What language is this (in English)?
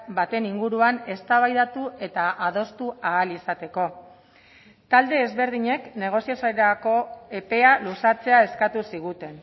Basque